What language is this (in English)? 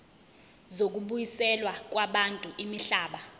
Zulu